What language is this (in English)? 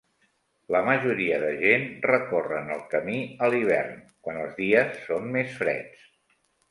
Catalan